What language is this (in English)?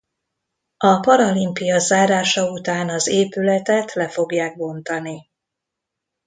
Hungarian